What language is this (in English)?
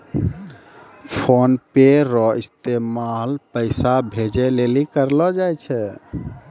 Maithili